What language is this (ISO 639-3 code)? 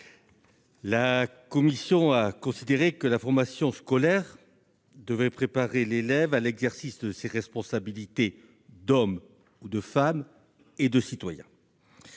fra